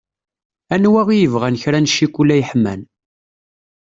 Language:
Kabyle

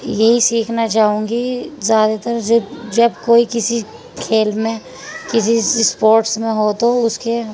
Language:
Urdu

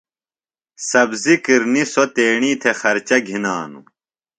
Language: Phalura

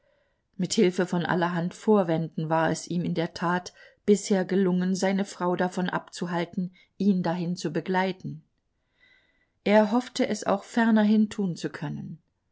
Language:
German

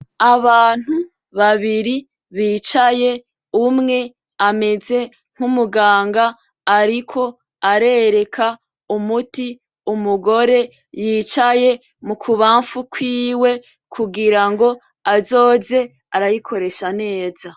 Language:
Rundi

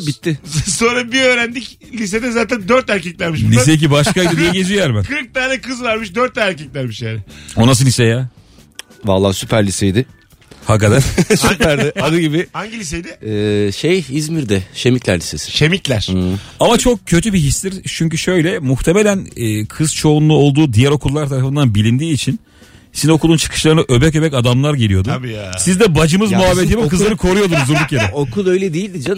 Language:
Turkish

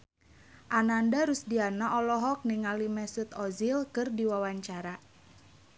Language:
Sundanese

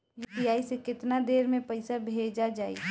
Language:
Bhojpuri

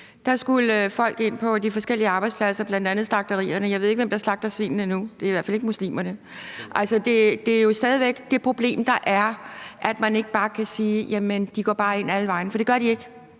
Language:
Danish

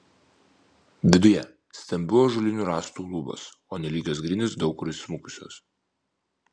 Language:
Lithuanian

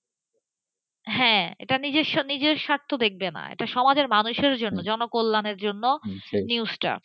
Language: Bangla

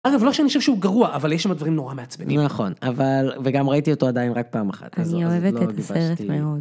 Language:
Hebrew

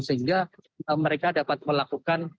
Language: Indonesian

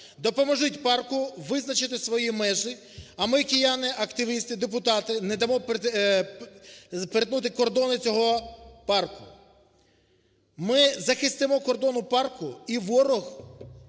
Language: Ukrainian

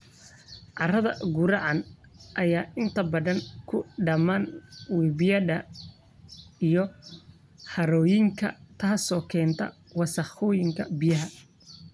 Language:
Somali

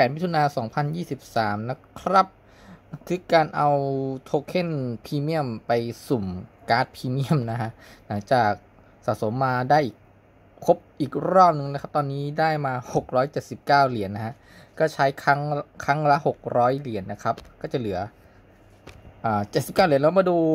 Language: Thai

